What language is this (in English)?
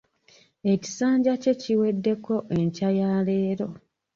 Ganda